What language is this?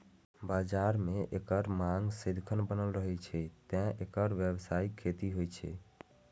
Maithili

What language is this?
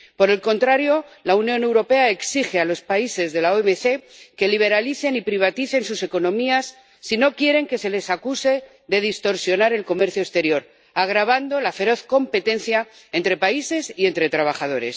Spanish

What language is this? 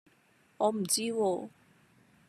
Cantonese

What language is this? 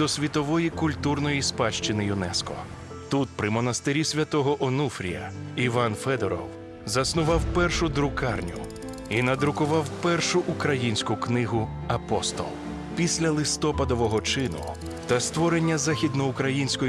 Ukrainian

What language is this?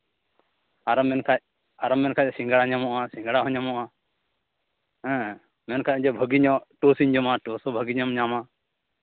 Santali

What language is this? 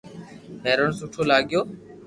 Loarki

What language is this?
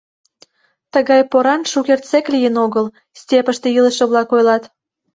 Mari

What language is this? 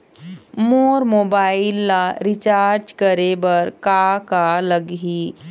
Chhattisgarhi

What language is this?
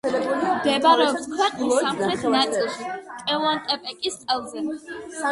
Georgian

